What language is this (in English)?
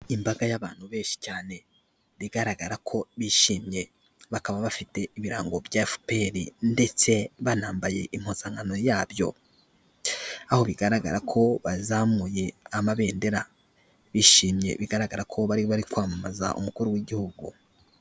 Kinyarwanda